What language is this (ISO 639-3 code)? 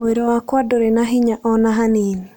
kik